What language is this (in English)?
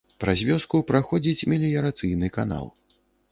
Belarusian